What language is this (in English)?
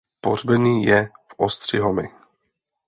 Czech